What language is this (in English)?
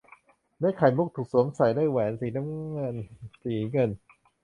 Thai